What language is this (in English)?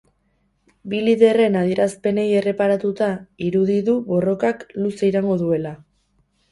Basque